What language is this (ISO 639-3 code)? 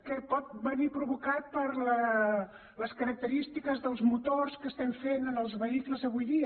cat